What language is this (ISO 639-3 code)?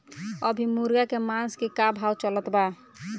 bho